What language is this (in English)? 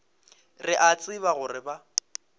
Northern Sotho